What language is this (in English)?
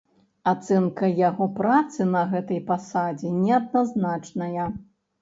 Belarusian